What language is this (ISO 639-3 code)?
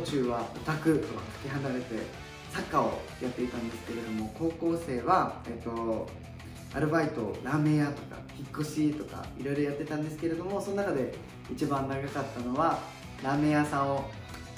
jpn